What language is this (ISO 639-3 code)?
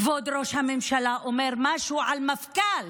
heb